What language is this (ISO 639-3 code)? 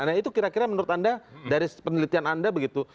ind